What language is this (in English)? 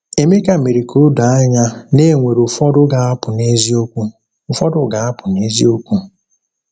Igbo